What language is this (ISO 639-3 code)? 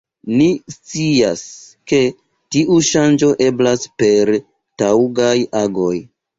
epo